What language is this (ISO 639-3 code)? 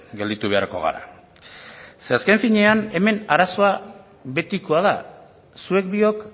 eus